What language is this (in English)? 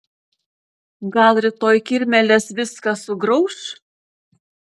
Lithuanian